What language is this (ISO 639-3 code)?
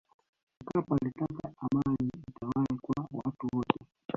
swa